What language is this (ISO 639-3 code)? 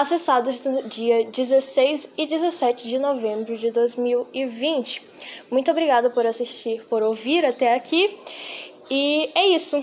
por